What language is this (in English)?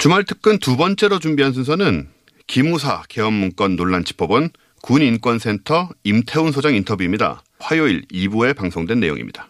Korean